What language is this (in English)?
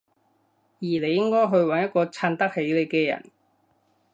Cantonese